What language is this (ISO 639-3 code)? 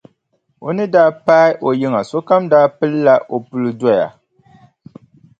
dag